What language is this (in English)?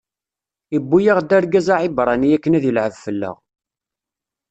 Kabyle